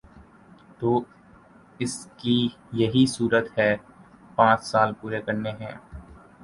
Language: Urdu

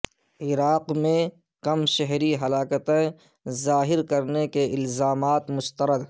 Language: Urdu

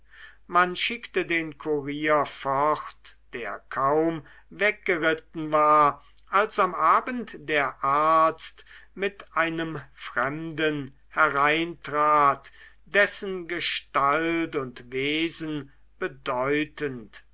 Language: German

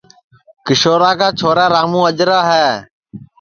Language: Sansi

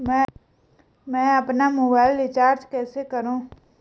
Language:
Hindi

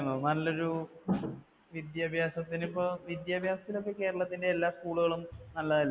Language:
Malayalam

